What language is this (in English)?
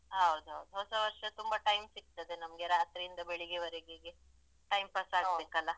Kannada